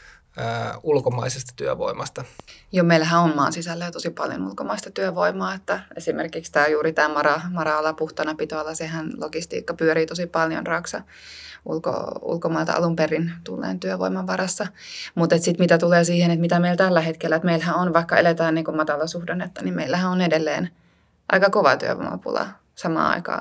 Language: Finnish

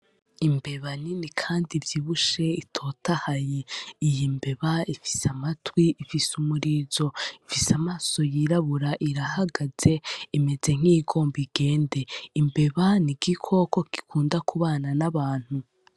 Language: Rundi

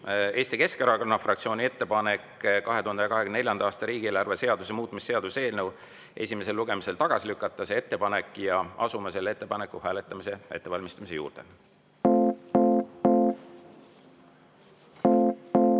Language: Estonian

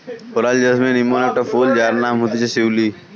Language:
Bangla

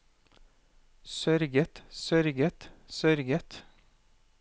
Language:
Norwegian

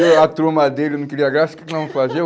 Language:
Portuguese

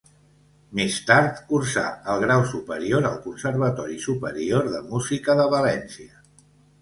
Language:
Catalan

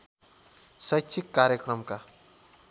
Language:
Nepali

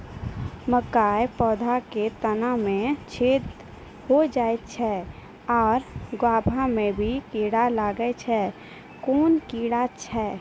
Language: Maithili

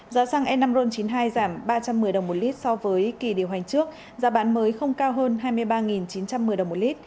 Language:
Vietnamese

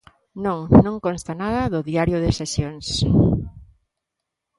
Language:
Galician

